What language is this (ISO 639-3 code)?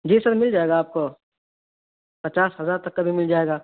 urd